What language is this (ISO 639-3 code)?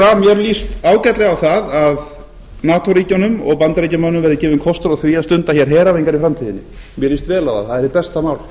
isl